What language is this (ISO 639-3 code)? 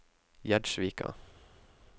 nor